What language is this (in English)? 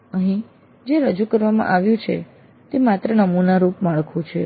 Gujarati